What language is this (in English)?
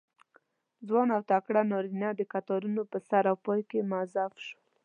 Pashto